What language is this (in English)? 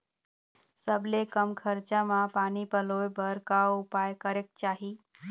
Chhattisgarhi